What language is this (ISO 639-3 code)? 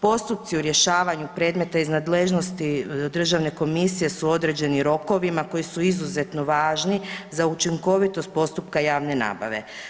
hrv